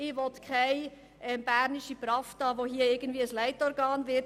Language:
Swiss German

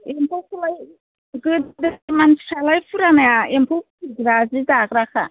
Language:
Bodo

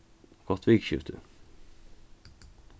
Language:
Faroese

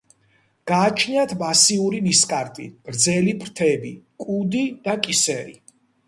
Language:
Georgian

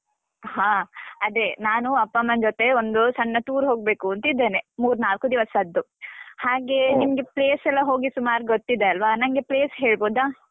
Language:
Kannada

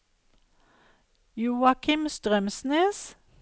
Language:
Norwegian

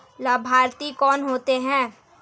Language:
Hindi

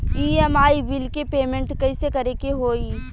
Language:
Bhojpuri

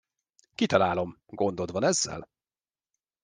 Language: Hungarian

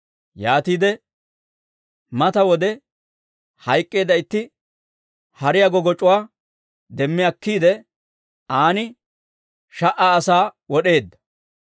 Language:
Dawro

